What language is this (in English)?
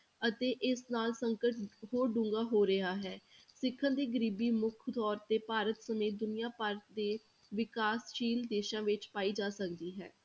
Punjabi